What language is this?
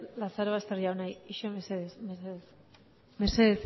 Basque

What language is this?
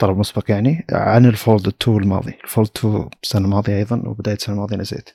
Arabic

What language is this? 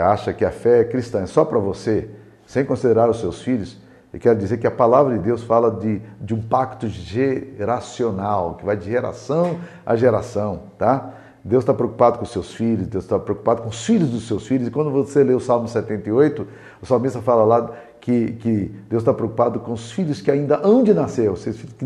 Portuguese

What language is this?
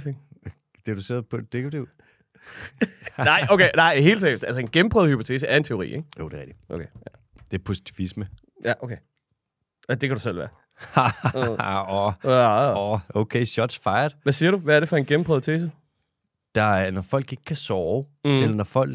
Danish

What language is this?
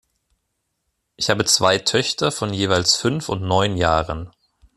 German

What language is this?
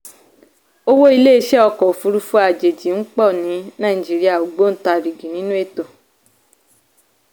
Yoruba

